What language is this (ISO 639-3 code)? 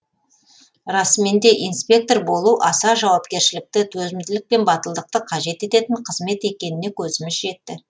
kaz